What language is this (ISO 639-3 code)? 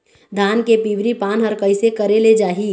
hne